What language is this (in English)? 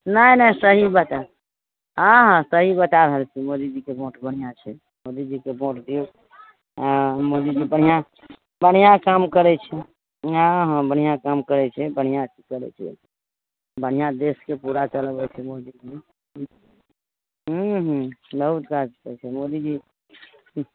Maithili